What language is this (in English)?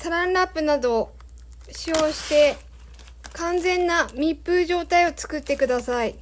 Japanese